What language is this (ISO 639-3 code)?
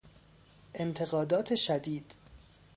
fas